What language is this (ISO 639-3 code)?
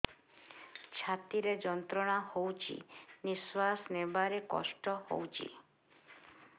ori